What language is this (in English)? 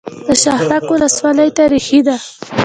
Pashto